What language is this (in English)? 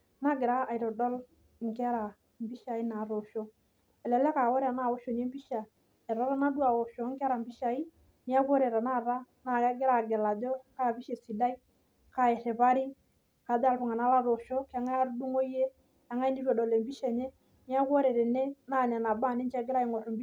Masai